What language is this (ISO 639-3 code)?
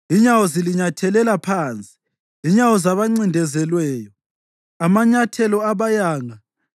nde